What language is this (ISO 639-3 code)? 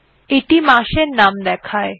ben